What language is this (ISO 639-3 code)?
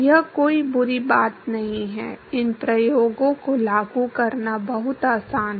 hin